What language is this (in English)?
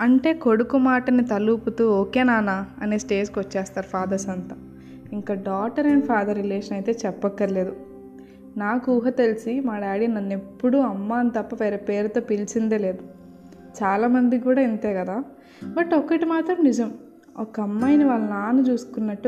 Telugu